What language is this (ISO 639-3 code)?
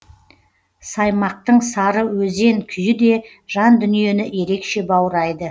kaz